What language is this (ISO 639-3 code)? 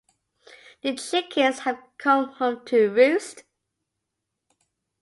eng